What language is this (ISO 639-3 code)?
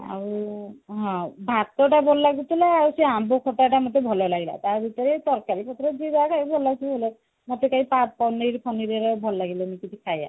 ori